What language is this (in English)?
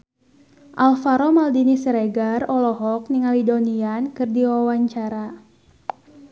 Sundanese